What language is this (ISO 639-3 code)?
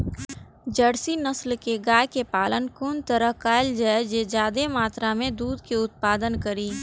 mai